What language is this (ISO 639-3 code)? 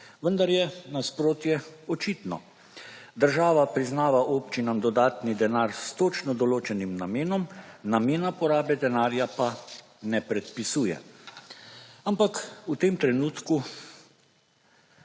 slv